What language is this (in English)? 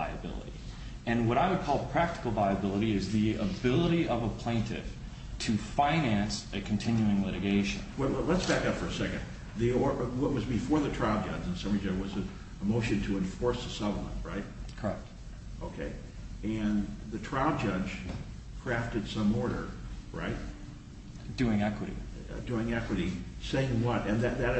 English